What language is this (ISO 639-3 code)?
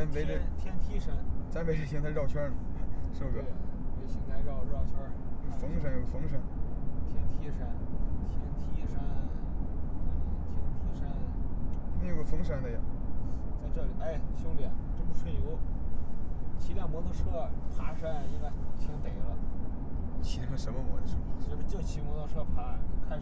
zho